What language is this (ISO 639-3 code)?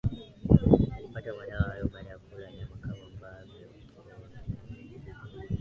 swa